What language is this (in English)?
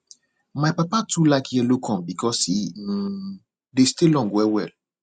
Nigerian Pidgin